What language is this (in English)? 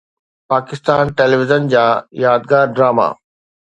Sindhi